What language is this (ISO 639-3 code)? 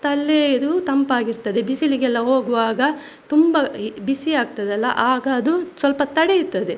kan